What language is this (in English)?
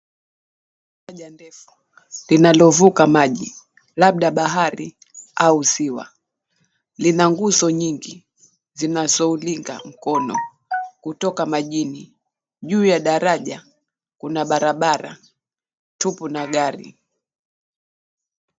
Swahili